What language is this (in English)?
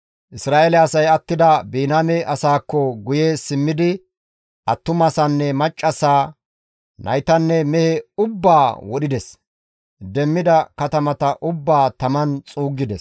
Gamo